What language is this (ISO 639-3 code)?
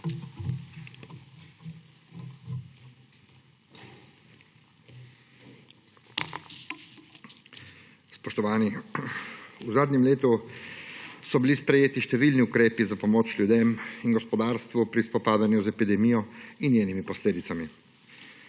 slv